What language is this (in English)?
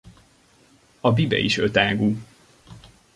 Hungarian